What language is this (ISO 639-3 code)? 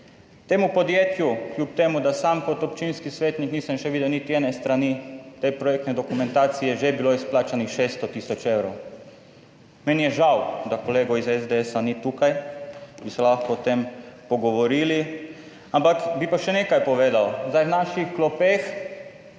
slv